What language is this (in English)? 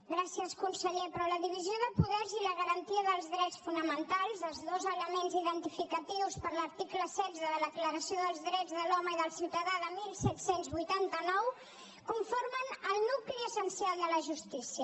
Catalan